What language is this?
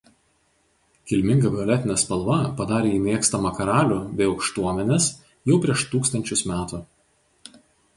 Lithuanian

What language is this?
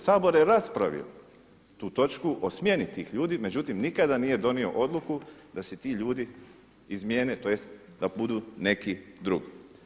Croatian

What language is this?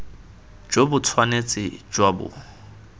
Tswana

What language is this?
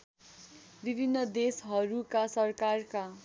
Nepali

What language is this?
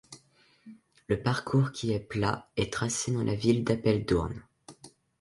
French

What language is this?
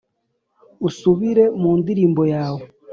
Kinyarwanda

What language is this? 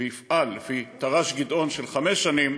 Hebrew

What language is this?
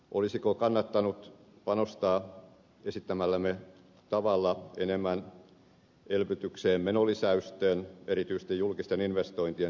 Finnish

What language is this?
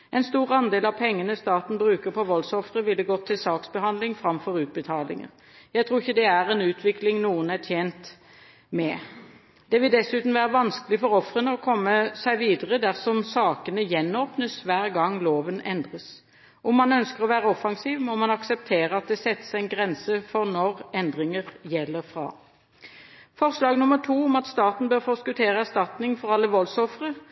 Norwegian Bokmål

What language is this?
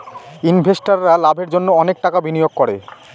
Bangla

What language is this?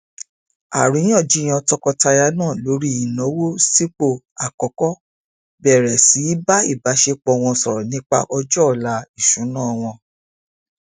Yoruba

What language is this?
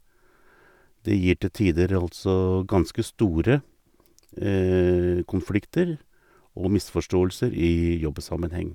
Norwegian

